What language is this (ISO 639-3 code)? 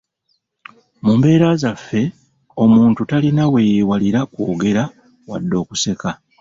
lug